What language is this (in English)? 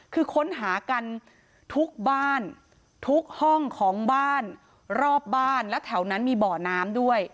Thai